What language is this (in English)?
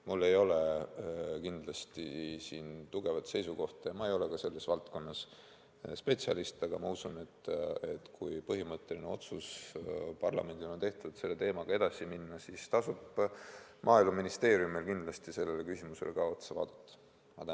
Estonian